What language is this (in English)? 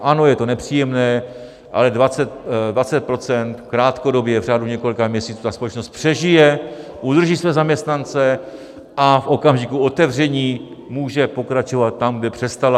Czech